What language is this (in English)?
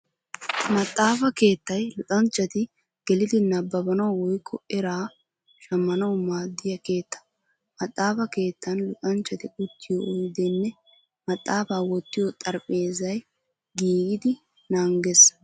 Wolaytta